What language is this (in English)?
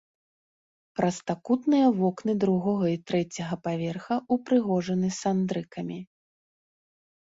Belarusian